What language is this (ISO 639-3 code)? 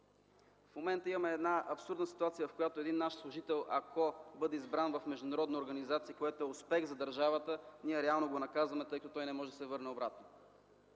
bul